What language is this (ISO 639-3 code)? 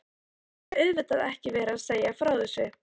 isl